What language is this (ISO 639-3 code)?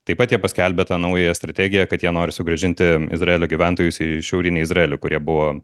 lit